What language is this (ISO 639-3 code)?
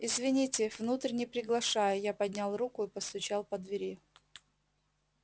rus